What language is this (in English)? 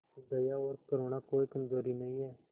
Hindi